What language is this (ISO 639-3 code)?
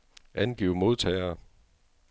dan